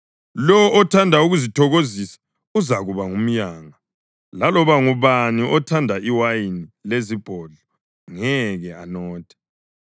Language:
North Ndebele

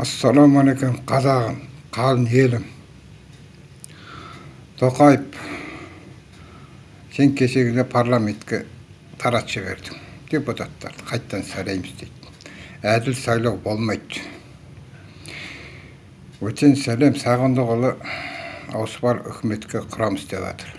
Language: Turkish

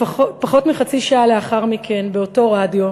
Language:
Hebrew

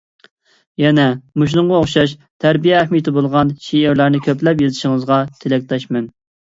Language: Uyghur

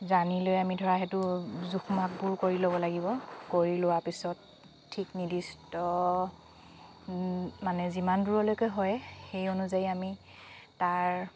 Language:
Assamese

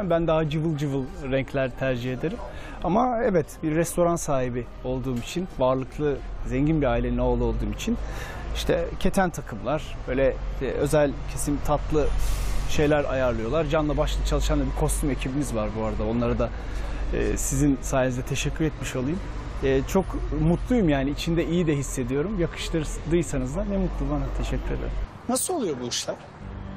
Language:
Turkish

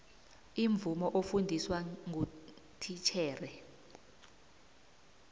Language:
South Ndebele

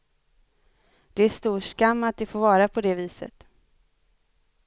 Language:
Swedish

